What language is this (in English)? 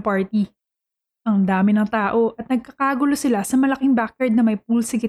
Filipino